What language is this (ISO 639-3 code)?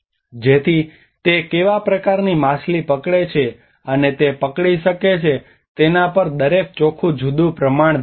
guj